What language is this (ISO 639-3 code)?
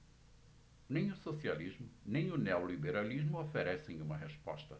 por